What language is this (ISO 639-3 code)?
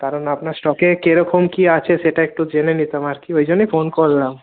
ben